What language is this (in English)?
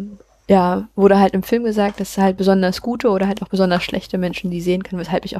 German